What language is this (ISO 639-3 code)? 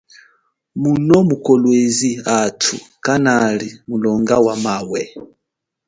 cjk